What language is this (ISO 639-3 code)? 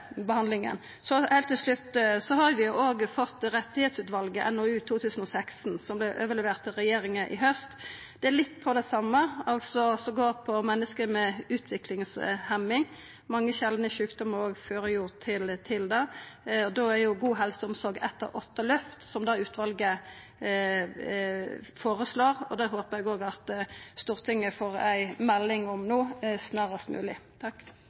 nno